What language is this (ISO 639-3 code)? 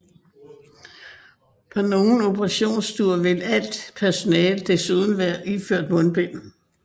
dan